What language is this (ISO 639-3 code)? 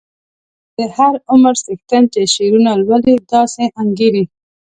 pus